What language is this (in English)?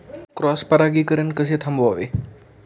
Marathi